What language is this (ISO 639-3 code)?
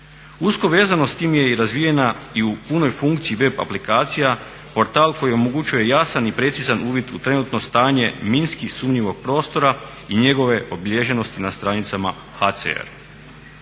hrv